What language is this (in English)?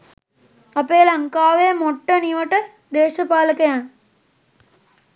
Sinhala